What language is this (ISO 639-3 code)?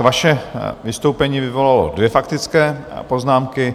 ces